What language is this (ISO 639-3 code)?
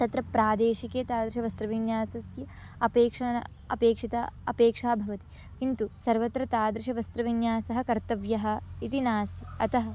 san